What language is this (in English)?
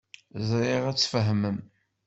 Kabyle